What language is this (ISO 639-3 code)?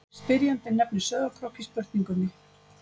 isl